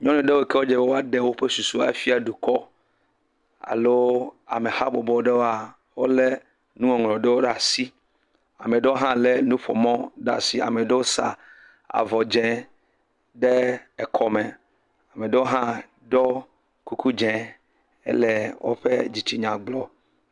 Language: Ewe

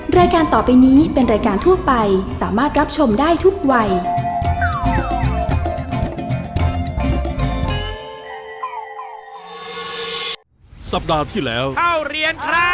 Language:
Thai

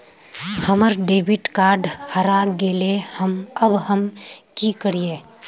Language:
Magahi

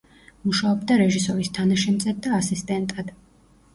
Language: Georgian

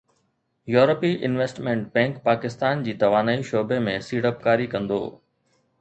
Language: Sindhi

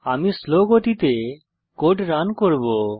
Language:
Bangla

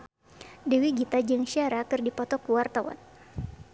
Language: Sundanese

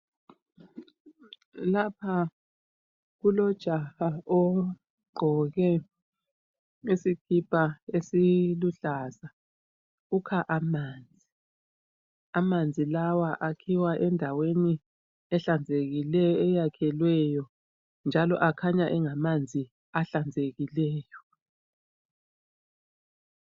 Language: North Ndebele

